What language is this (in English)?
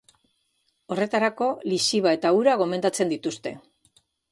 Basque